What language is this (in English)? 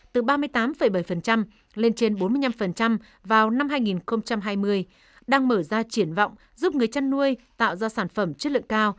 Vietnamese